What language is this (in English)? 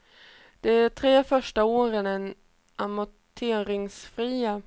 Swedish